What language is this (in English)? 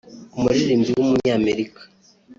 Kinyarwanda